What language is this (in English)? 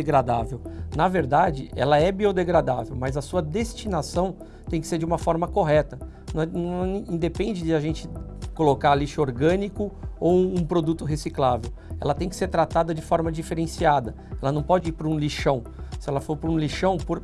Portuguese